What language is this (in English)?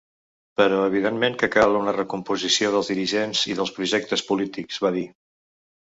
Catalan